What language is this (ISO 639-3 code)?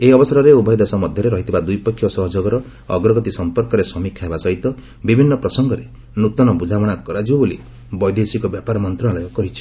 ori